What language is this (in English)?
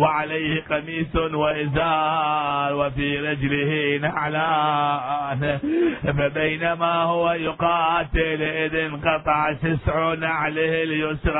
Arabic